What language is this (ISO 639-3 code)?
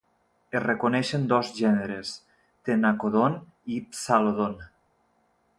cat